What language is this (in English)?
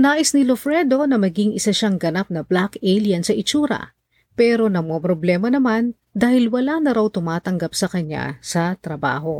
Filipino